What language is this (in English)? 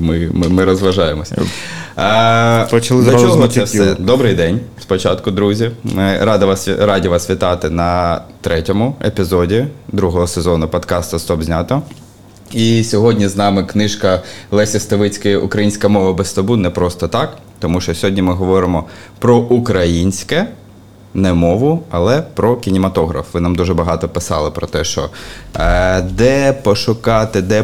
Ukrainian